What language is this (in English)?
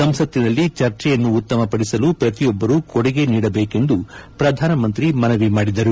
Kannada